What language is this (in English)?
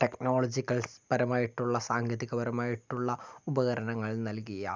Malayalam